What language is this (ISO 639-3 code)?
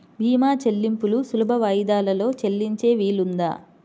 tel